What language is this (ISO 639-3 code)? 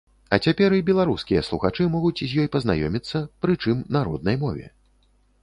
bel